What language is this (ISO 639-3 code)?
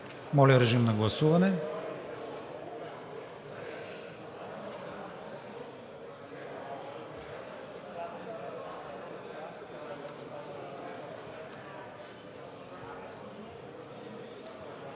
bul